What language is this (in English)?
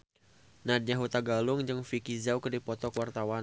Sundanese